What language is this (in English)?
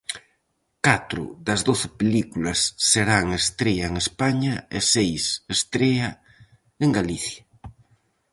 Galician